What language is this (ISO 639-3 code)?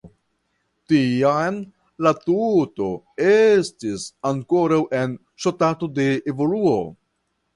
epo